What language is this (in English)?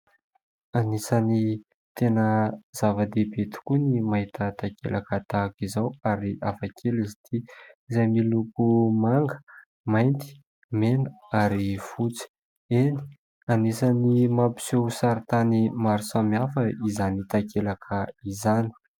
Malagasy